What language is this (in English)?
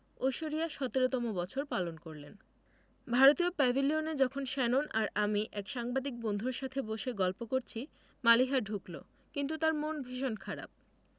Bangla